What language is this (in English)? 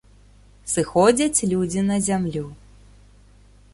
Belarusian